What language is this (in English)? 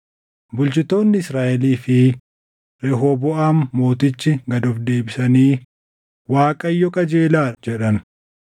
Oromo